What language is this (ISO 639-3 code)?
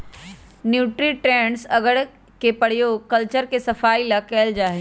mag